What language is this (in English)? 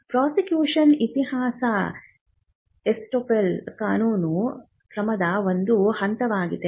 Kannada